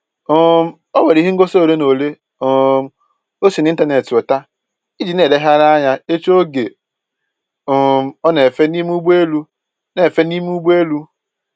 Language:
Igbo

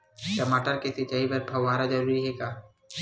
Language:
Chhattisgarhi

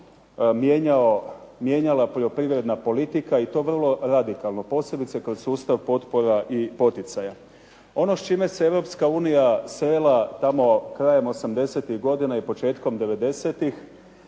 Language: Croatian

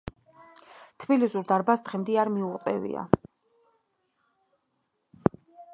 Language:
Georgian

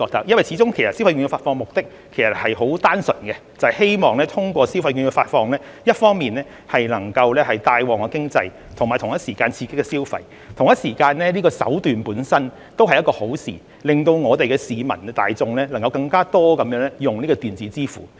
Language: Cantonese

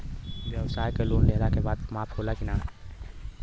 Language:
Bhojpuri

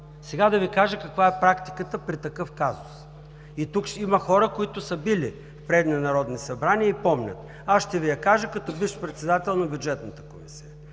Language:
Bulgarian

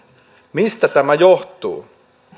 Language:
Finnish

